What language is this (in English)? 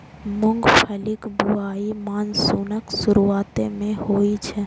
Maithili